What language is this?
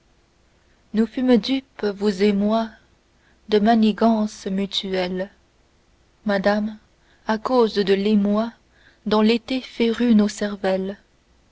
French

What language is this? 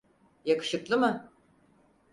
Turkish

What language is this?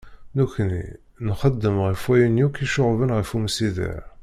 Kabyle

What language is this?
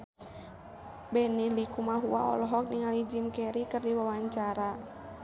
Sundanese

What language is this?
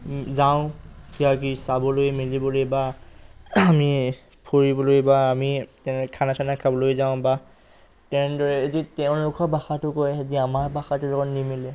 Assamese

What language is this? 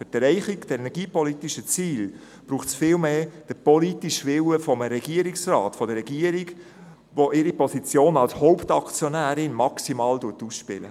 Swiss German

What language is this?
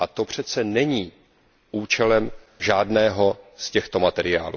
Czech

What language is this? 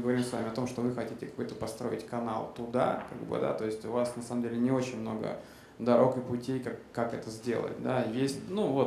Russian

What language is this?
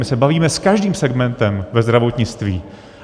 Czech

